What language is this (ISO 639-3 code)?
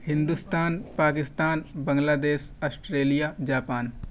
urd